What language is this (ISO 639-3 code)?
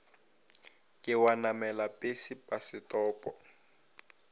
nso